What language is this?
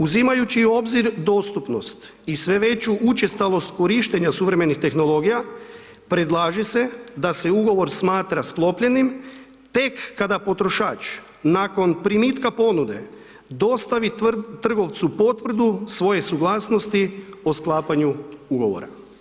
Croatian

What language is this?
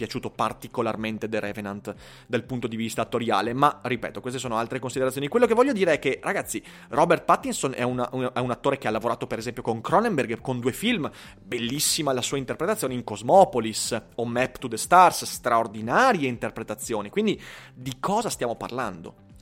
Italian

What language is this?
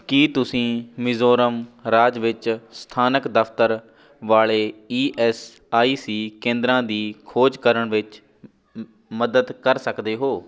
Punjabi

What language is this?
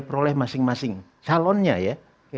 Indonesian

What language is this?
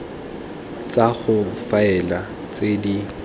Tswana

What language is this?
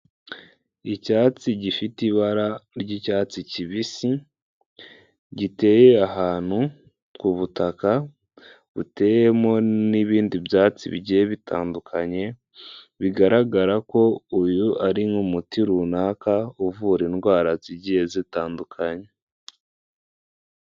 Kinyarwanda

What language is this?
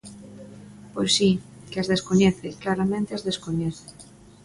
Galician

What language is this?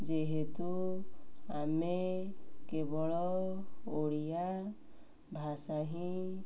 Odia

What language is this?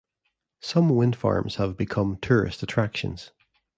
English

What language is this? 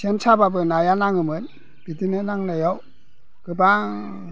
Bodo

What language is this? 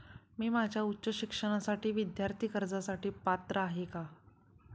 Marathi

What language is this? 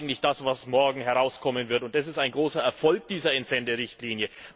German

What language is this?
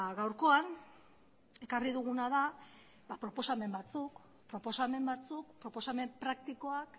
Basque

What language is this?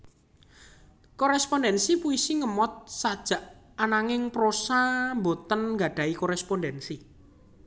Javanese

